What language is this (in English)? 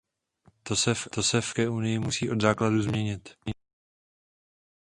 Czech